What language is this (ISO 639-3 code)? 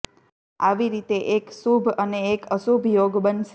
guj